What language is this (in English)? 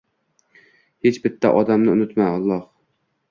Uzbek